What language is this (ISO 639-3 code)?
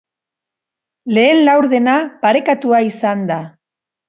eus